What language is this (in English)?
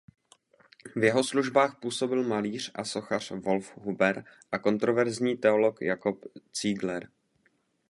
Czech